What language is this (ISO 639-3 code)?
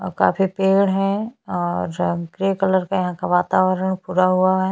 hin